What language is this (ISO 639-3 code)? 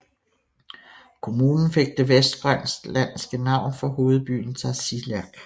dan